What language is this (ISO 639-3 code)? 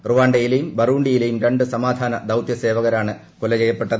mal